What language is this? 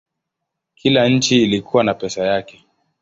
Swahili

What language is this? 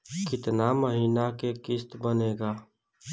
Bhojpuri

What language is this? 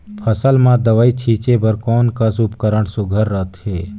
Chhattisgarhi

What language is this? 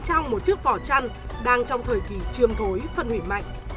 Vietnamese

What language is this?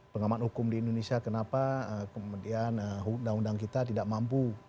Indonesian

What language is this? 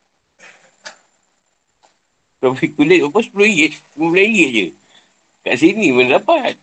Malay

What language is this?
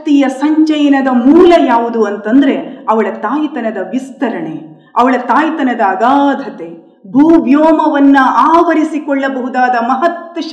Kannada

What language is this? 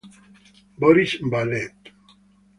Italian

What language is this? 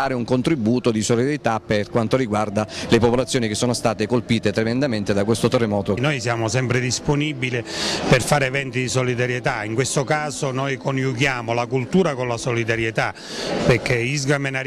Italian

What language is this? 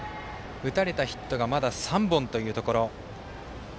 Japanese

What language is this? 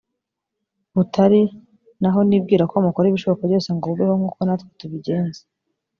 Kinyarwanda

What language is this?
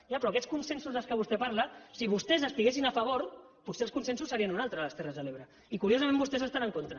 Catalan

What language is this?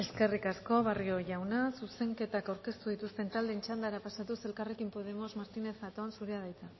Basque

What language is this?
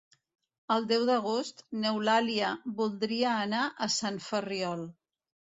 Catalan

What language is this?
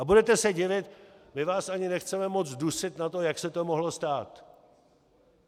Czech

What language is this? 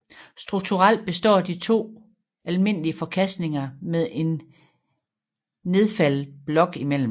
Danish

